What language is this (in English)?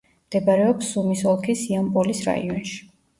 Georgian